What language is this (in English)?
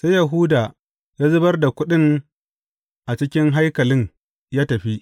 Hausa